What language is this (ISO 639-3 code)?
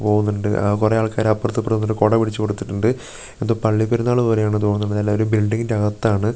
mal